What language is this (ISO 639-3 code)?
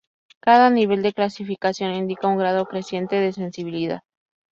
spa